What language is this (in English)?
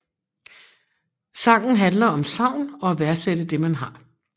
Danish